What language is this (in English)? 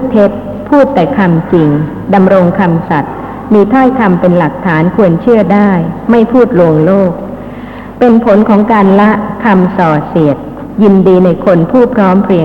Thai